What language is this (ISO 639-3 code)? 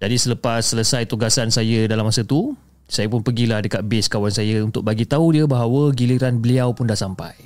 msa